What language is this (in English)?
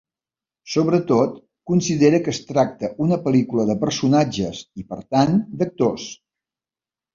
Catalan